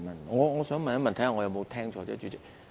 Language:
Cantonese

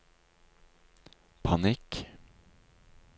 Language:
Norwegian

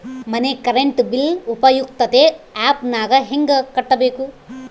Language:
Kannada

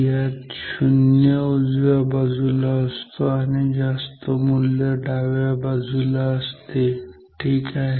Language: Marathi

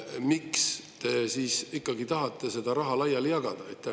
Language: Estonian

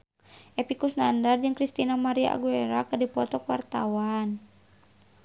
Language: Sundanese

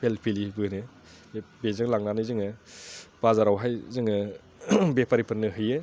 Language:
Bodo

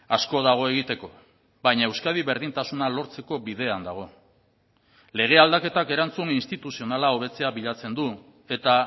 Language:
Basque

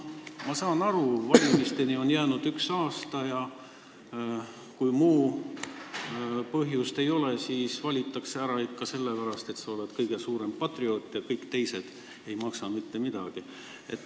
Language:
Estonian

